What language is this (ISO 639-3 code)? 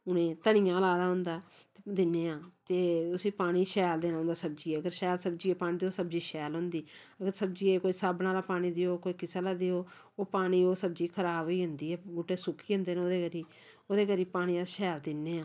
doi